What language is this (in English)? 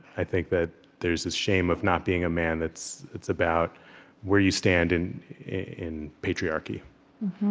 English